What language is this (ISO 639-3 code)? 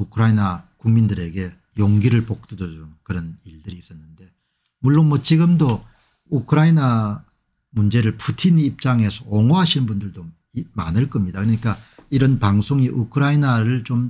kor